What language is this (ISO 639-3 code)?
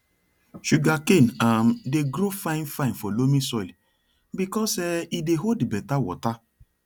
pcm